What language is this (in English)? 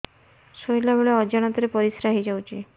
Odia